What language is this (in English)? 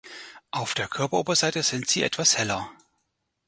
German